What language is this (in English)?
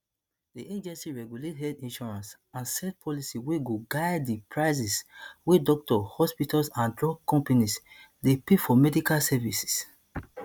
Nigerian Pidgin